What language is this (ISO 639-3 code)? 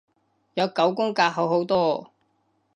yue